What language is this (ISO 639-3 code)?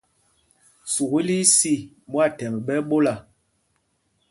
mgg